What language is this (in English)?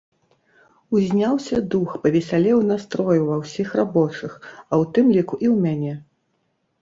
Belarusian